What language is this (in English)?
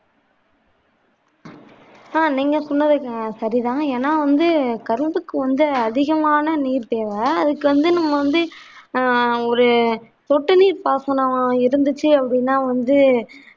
Tamil